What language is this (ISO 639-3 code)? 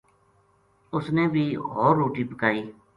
gju